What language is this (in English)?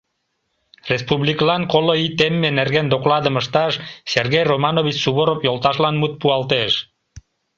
Mari